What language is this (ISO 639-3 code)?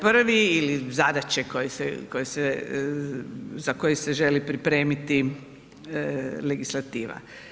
hrv